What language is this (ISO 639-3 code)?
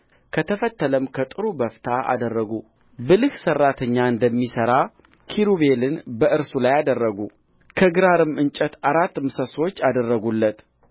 amh